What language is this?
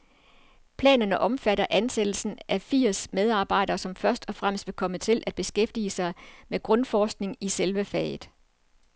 Danish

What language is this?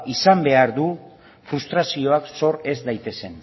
Basque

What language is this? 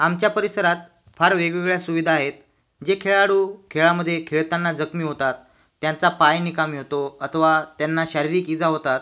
Marathi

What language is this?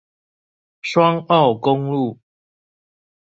Chinese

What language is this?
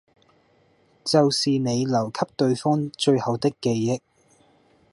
Cantonese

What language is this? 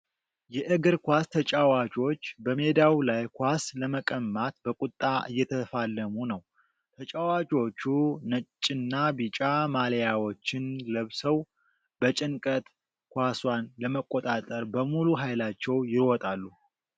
Amharic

